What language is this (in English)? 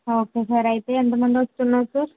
Telugu